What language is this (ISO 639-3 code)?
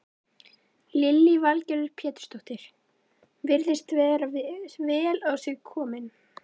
isl